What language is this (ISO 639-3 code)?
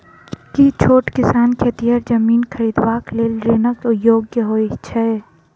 mai